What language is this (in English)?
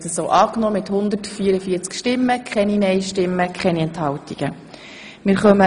Swiss German